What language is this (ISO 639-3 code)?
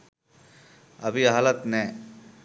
sin